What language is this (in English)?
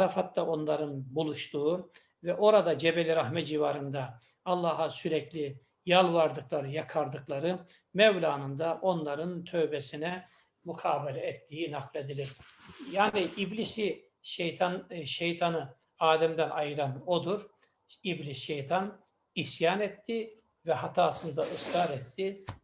Turkish